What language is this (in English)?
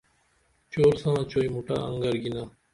Dameli